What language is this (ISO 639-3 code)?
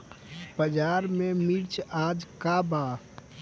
bho